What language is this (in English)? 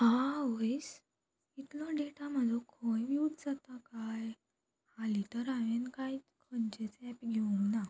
Konkani